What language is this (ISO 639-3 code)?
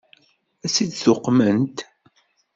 kab